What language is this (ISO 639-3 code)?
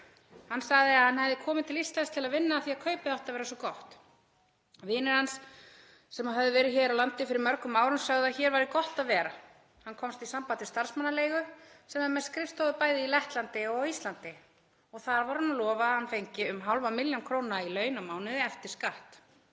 isl